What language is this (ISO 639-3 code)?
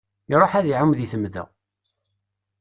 kab